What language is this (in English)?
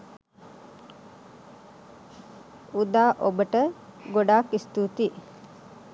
Sinhala